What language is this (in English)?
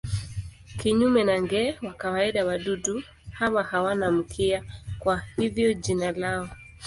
Swahili